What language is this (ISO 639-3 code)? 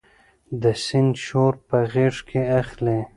pus